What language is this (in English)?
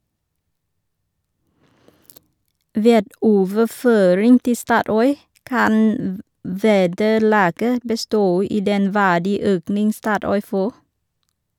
Norwegian